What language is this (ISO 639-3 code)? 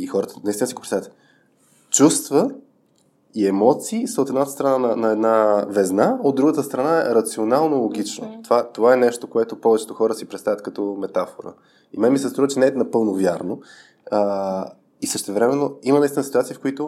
bul